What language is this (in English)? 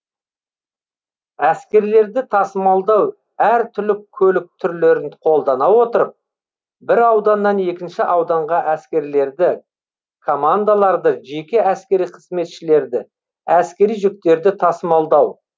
Kazakh